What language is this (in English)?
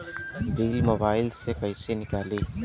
Bhojpuri